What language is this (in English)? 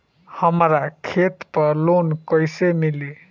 Bhojpuri